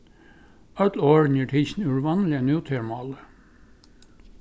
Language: Faroese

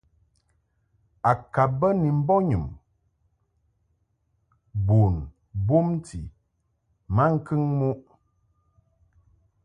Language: Mungaka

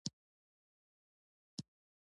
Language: Pashto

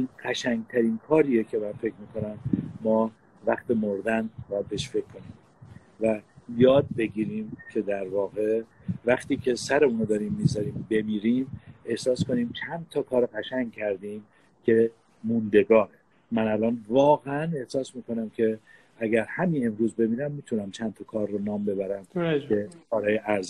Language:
Persian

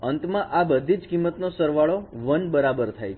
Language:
Gujarati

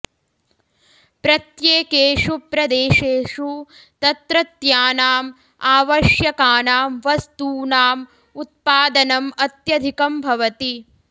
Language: Sanskrit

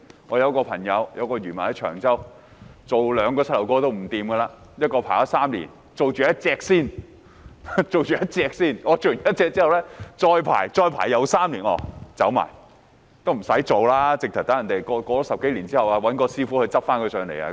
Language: Cantonese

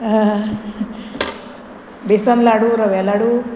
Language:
Konkani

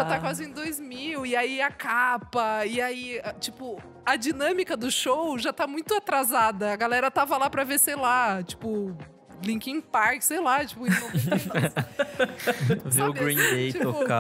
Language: Portuguese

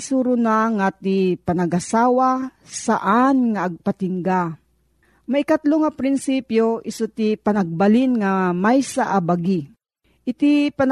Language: Filipino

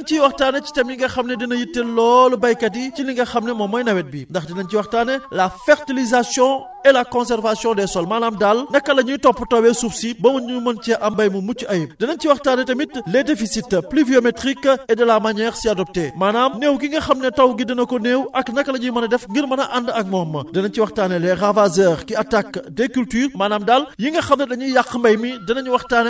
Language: Wolof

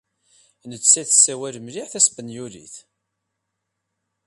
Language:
Kabyle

